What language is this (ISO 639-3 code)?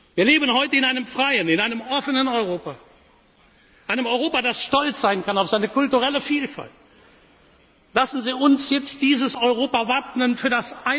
deu